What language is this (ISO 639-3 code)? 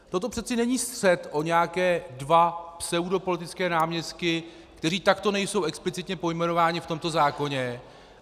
ces